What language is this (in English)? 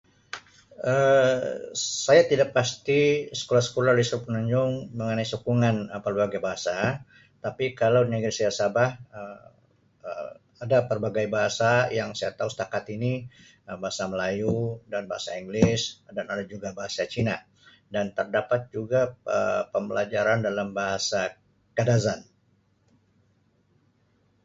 Sabah Malay